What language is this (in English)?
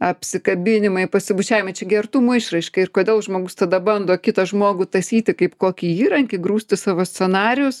Lithuanian